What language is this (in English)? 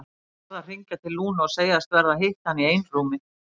Icelandic